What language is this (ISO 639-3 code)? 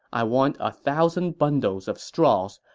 eng